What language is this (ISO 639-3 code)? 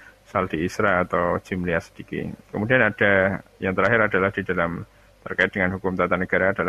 ind